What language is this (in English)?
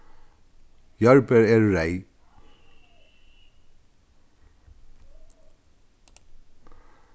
Faroese